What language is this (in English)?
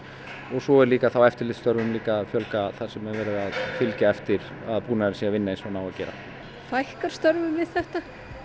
Icelandic